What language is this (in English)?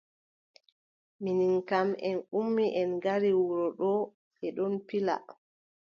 Adamawa Fulfulde